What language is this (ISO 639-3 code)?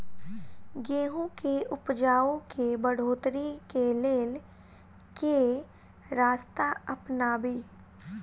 mai